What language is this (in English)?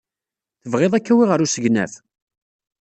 Kabyle